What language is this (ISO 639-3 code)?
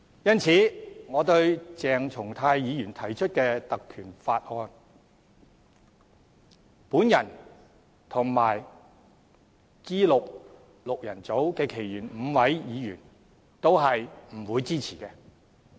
yue